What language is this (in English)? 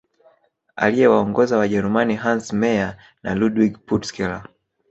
Swahili